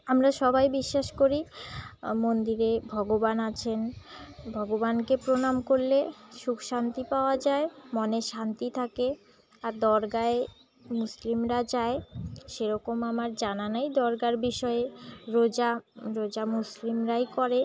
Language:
Bangla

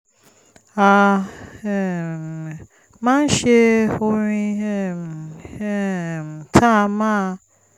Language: Yoruba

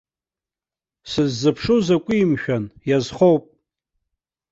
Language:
Abkhazian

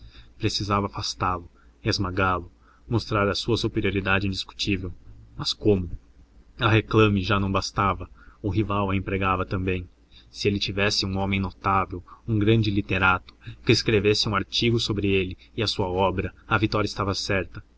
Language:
Portuguese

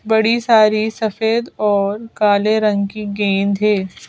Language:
Hindi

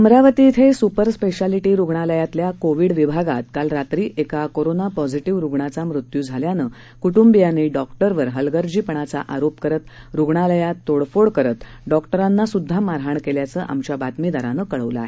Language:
Marathi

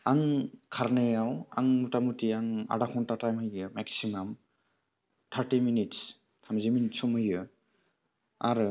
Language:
Bodo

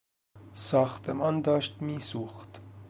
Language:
Persian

